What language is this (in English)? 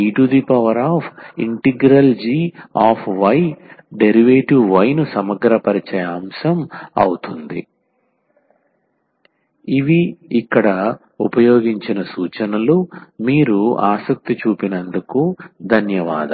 Telugu